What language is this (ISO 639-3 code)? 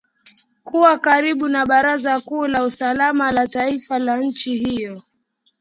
swa